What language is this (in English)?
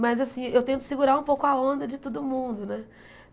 Portuguese